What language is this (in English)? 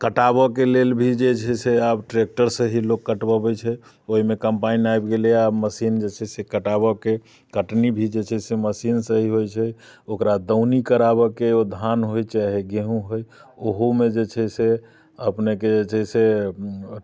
Maithili